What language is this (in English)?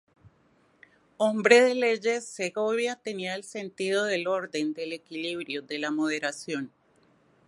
Spanish